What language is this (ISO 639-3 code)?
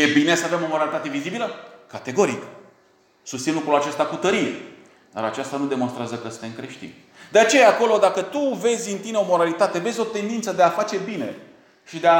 ron